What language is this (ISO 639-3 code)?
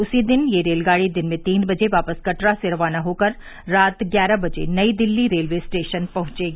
hin